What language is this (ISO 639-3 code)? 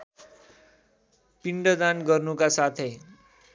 nep